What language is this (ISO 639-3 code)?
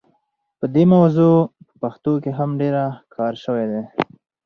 pus